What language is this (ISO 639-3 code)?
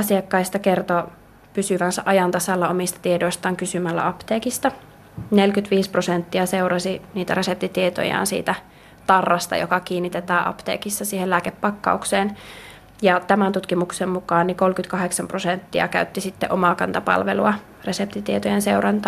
fin